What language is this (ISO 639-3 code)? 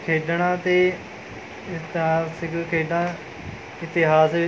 pan